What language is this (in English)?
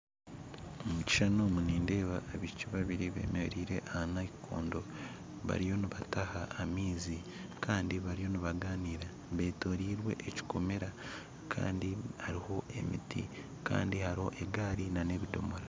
Nyankole